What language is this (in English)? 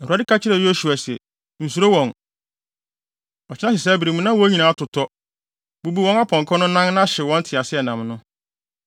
Akan